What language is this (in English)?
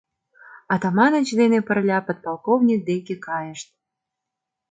Mari